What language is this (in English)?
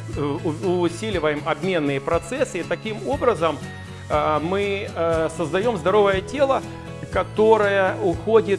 Russian